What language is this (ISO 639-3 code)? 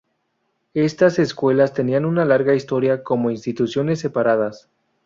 spa